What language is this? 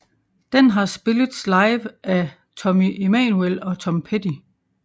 Danish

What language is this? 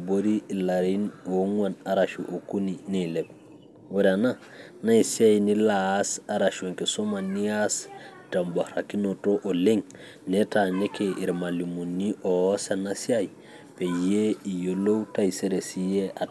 Masai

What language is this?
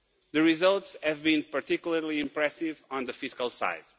English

